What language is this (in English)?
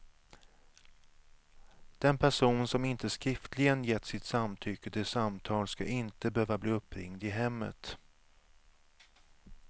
Swedish